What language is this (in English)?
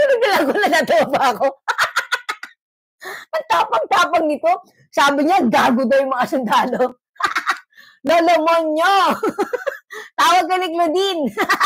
Filipino